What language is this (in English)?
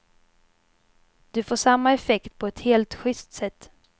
Swedish